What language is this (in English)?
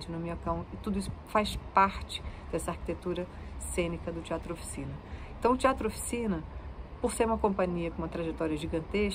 Portuguese